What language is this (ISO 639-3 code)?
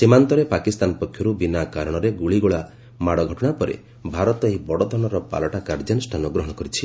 ori